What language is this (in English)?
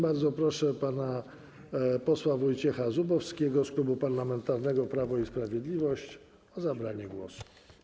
Polish